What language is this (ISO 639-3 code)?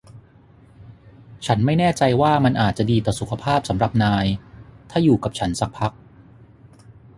tha